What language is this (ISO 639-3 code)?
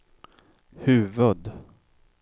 swe